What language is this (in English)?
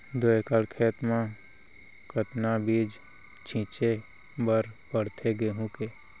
Chhattisgarhi